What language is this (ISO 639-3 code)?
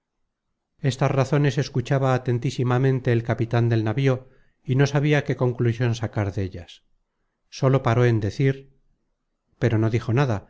spa